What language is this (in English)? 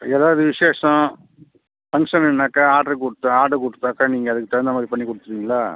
Tamil